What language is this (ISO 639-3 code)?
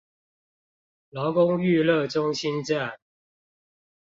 zho